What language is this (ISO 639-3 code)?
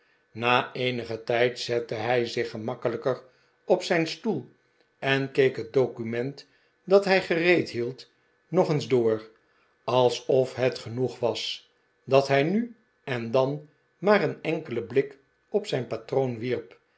nld